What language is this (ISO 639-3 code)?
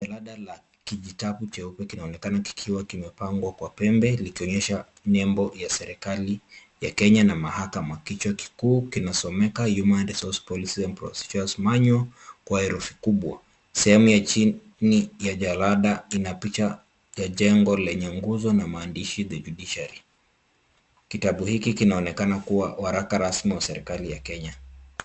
swa